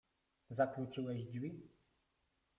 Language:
Polish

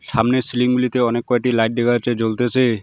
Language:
Bangla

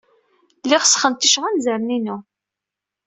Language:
Kabyle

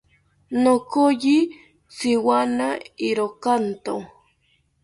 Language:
South Ucayali Ashéninka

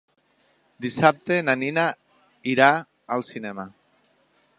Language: Catalan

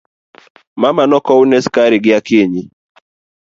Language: Luo (Kenya and Tanzania)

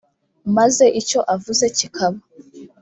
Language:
Kinyarwanda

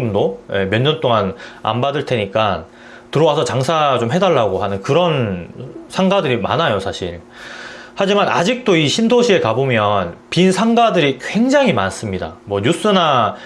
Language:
Korean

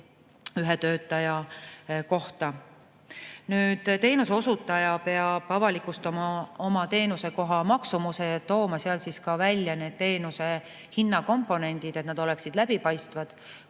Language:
Estonian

